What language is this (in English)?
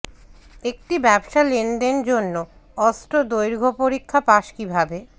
Bangla